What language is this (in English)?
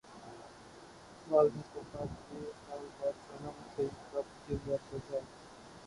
Urdu